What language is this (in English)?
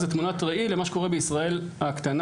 Hebrew